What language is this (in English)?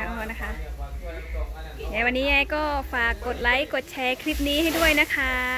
Thai